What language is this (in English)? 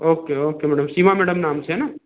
Hindi